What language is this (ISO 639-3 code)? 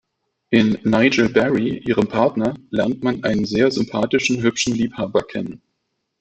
deu